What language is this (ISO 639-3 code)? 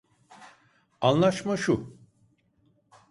tur